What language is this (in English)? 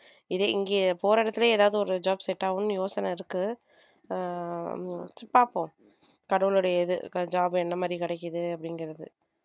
Tamil